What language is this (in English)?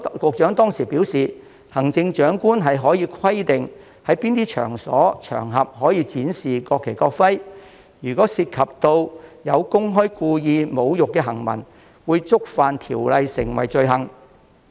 Cantonese